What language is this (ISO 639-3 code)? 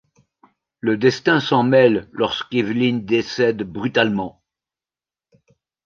fra